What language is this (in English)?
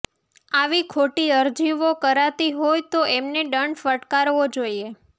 Gujarati